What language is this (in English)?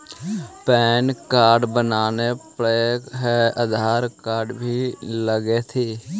Magahi